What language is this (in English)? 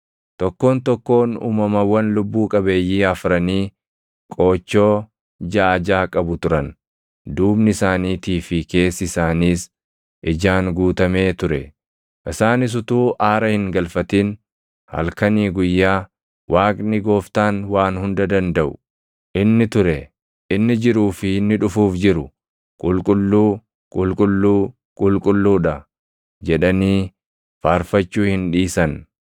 Oromo